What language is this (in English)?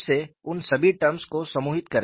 Hindi